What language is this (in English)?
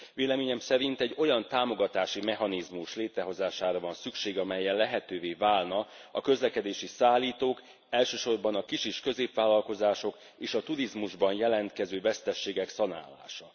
Hungarian